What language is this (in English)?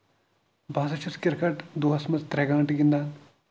Kashmiri